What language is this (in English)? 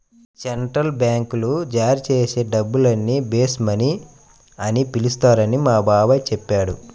Telugu